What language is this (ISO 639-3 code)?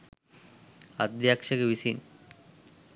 sin